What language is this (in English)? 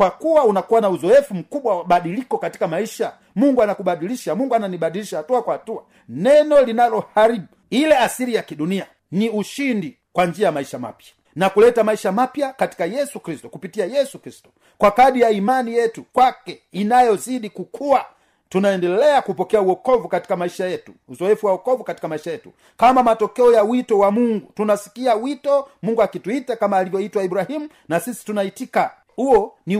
Swahili